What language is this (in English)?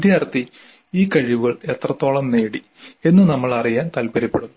Malayalam